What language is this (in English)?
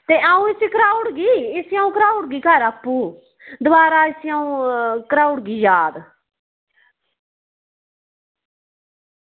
Dogri